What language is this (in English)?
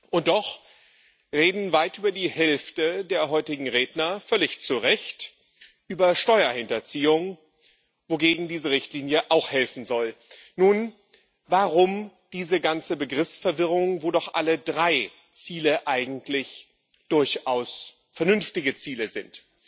German